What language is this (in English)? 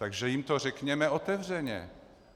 Czech